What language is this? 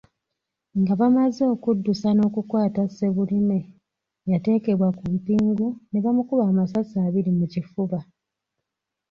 Ganda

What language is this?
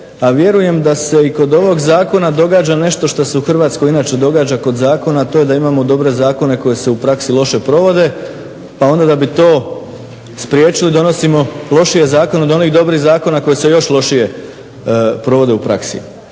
Croatian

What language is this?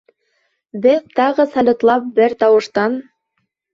Bashkir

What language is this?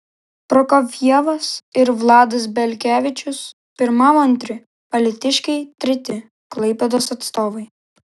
Lithuanian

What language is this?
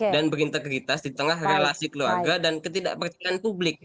Indonesian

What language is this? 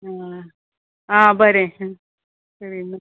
Konkani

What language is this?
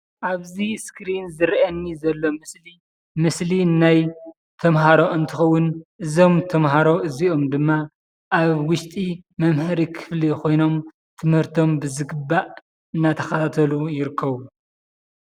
Tigrinya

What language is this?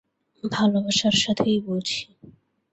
Bangla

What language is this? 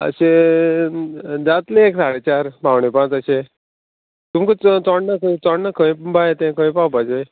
Konkani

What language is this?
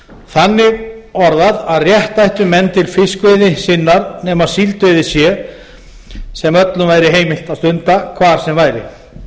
Icelandic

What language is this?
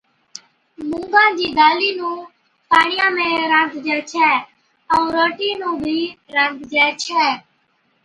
Od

